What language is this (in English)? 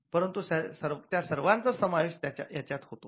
Marathi